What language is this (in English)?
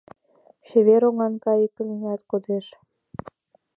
Mari